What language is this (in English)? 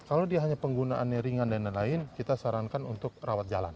Indonesian